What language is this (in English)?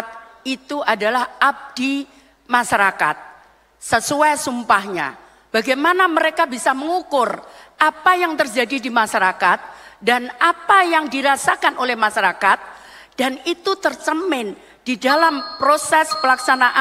Indonesian